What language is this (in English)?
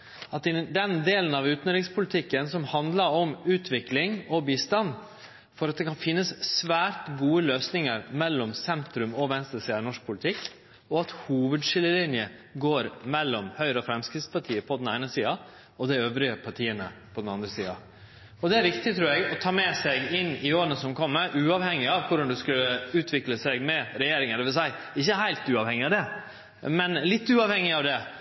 Norwegian Nynorsk